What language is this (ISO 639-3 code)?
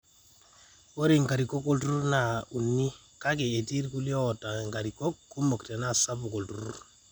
mas